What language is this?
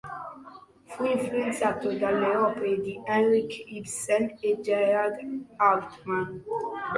Italian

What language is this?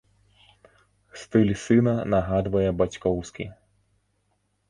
Belarusian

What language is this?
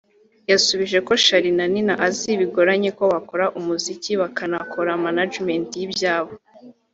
Kinyarwanda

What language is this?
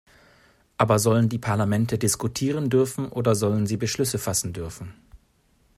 German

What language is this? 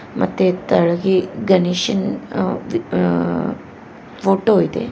Kannada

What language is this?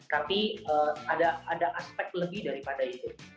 Indonesian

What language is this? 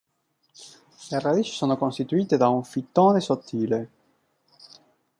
Italian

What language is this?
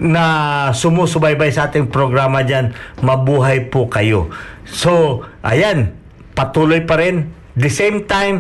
Filipino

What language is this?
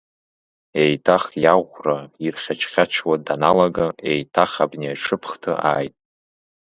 Abkhazian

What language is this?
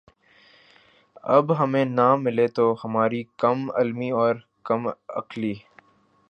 Urdu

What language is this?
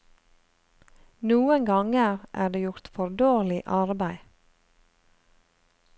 Norwegian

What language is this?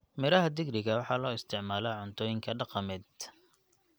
Somali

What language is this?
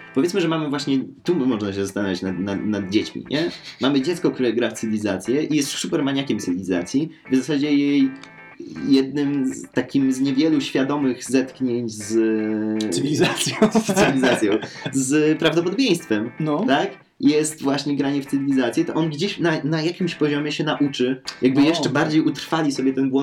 Polish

